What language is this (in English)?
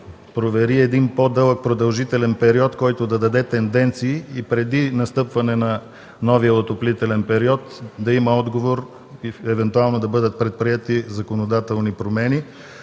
Bulgarian